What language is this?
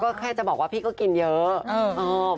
Thai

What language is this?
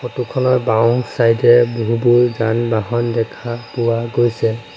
Assamese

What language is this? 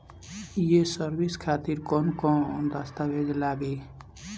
Bhojpuri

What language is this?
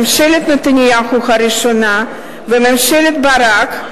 Hebrew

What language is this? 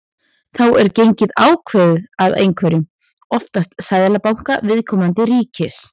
Icelandic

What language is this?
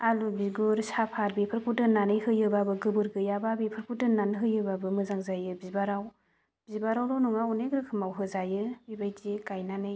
Bodo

